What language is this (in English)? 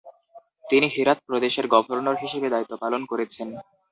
Bangla